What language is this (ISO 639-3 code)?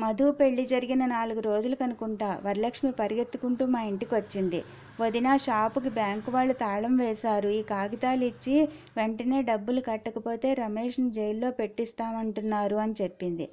tel